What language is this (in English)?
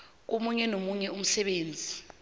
South Ndebele